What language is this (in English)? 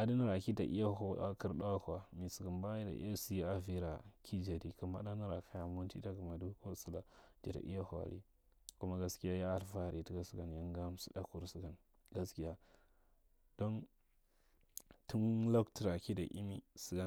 Marghi Central